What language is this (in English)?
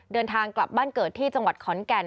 Thai